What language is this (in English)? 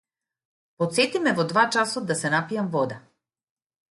Macedonian